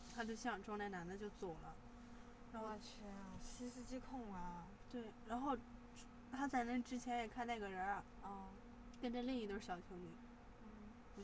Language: Chinese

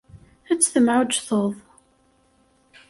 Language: Kabyle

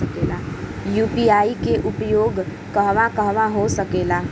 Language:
Bhojpuri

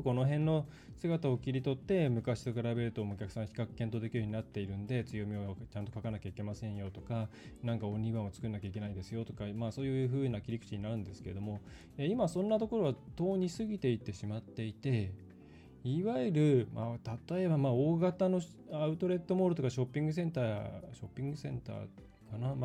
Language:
Japanese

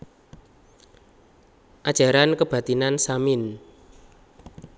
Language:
Javanese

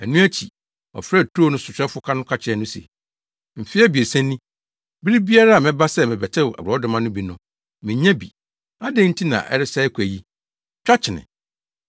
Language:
Akan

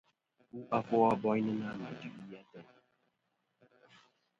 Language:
Kom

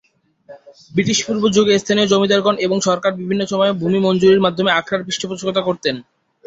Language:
Bangla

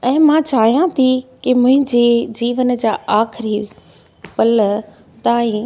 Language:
Sindhi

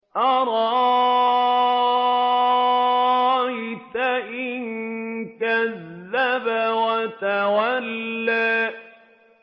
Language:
Arabic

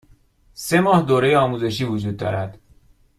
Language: Persian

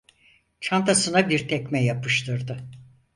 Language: Turkish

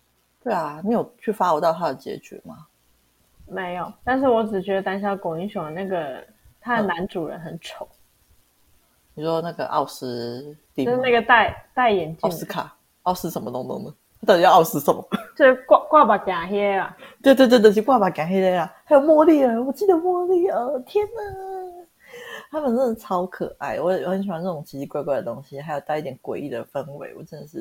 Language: Chinese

